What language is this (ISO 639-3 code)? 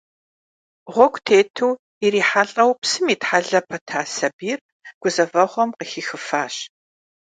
kbd